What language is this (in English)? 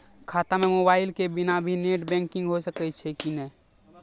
Maithili